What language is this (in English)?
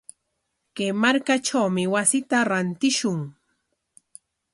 Corongo Ancash Quechua